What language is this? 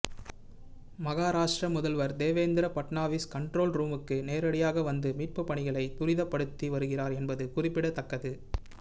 Tamil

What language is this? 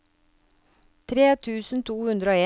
Norwegian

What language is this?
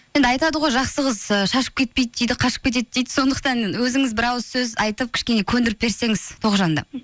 Kazakh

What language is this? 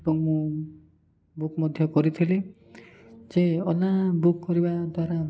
Odia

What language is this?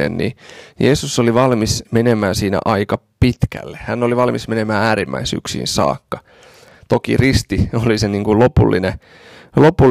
Finnish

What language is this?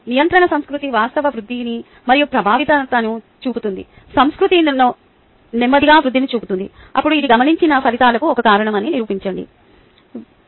Telugu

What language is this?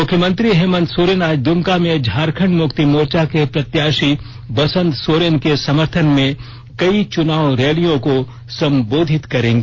Hindi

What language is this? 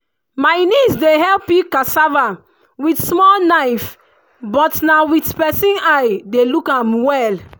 Nigerian Pidgin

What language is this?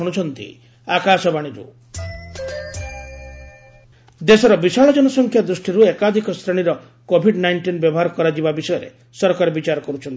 Odia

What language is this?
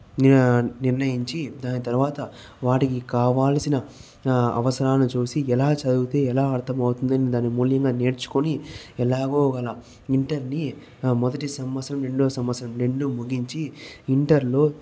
Telugu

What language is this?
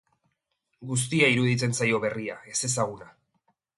Basque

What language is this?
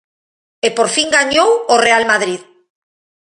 Galician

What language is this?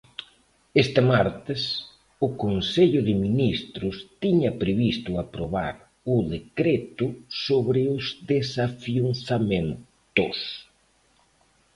Galician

